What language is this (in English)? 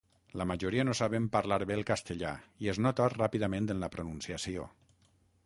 Catalan